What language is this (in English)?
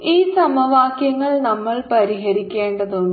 Malayalam